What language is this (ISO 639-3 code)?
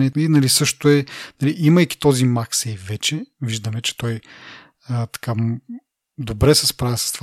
bul